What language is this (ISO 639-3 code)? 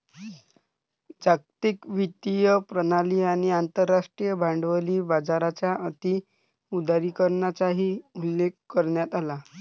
mar